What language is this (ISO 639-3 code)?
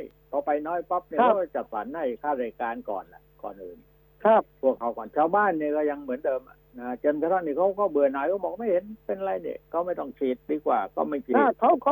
tha